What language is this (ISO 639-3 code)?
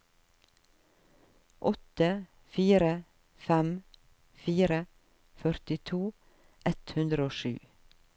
nor